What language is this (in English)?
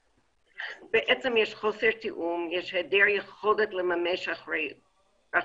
Hebrew